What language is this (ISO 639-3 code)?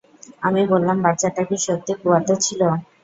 ben